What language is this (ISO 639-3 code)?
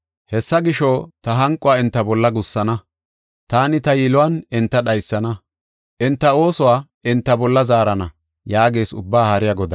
gof